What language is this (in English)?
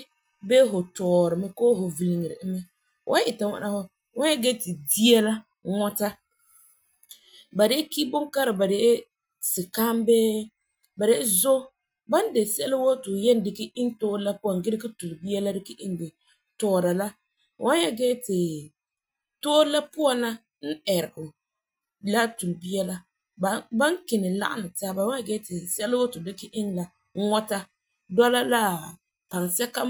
Frafra